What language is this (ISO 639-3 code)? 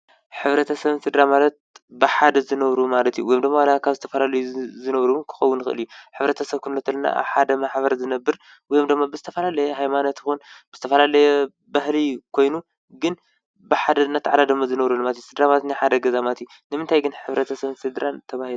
tir